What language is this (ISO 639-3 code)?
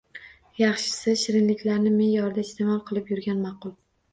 uzb